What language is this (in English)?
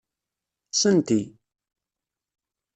Kabyle